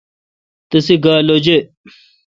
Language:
Kalkoti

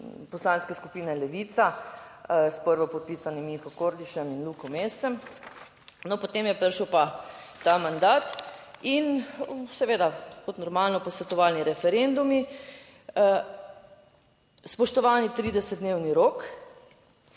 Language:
Slovenian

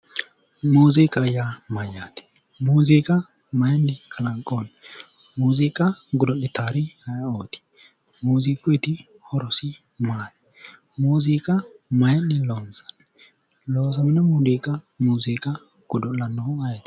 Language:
Sidamo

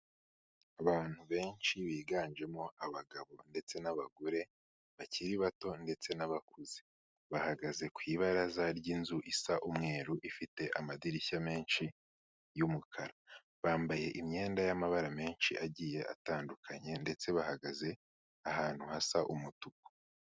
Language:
Kinyarwanda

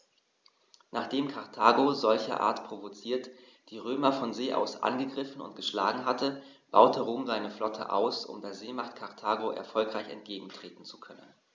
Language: German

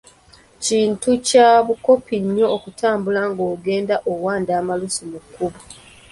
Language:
Ganda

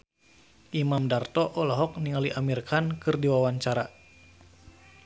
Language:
Sundanese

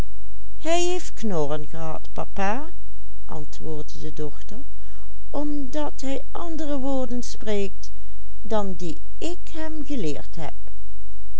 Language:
Dutch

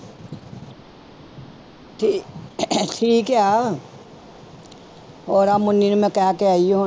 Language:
Punjabi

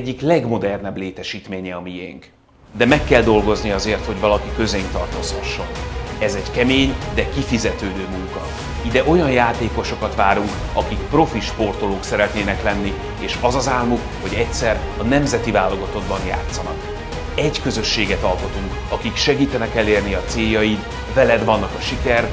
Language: Hungarian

